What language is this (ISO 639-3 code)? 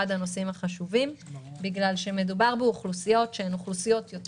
heb